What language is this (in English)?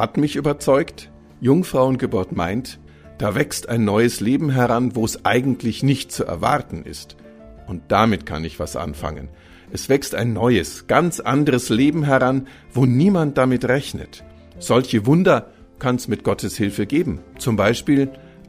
German